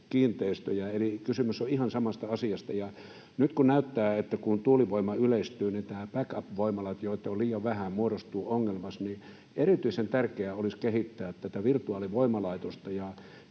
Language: Finnish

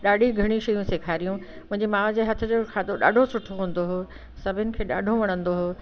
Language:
Sindhi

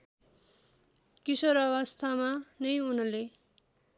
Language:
Nepali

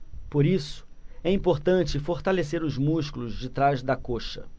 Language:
Portuguese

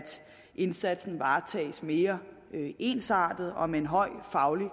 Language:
Danish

